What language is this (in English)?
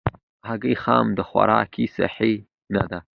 Pashto